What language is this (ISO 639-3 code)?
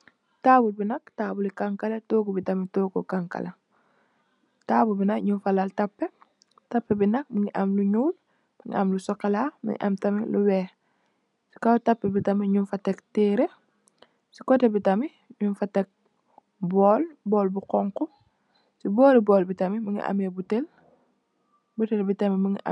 wol